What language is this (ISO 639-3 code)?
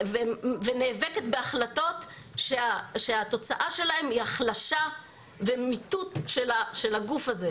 heb